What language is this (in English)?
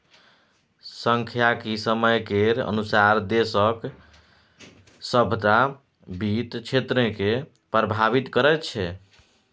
Maithili